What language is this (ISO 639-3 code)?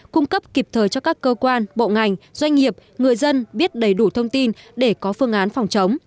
vie